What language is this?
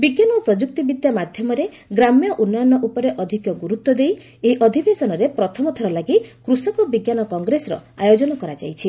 Odia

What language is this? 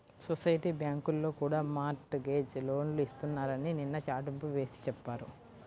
Telugu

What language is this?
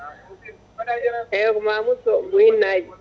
Fula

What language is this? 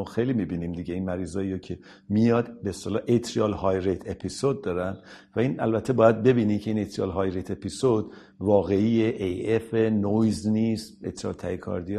Persian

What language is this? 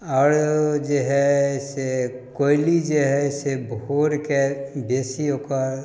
Maithili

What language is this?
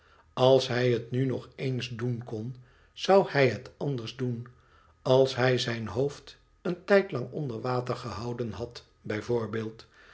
Dutch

